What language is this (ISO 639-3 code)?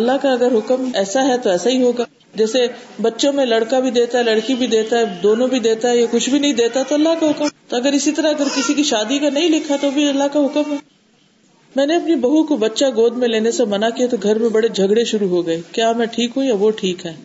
urd